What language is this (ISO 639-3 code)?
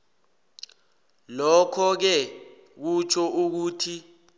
nbl